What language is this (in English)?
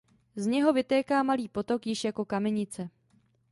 Czech